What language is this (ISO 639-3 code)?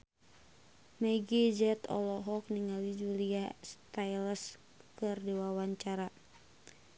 sun